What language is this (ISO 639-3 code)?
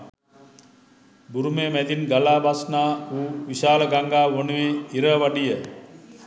sin